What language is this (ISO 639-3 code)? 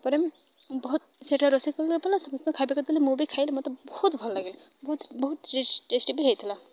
ori